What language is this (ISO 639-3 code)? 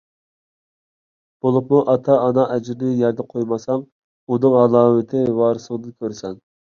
uig